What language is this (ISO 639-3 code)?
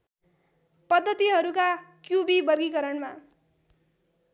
nep